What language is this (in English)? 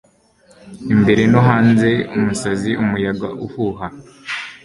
Kinyarwanda